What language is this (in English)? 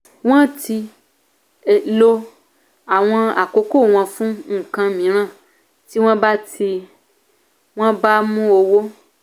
Yoruba